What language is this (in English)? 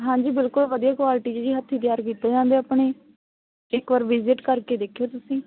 Punjabi